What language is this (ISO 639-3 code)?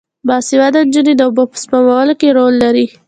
pus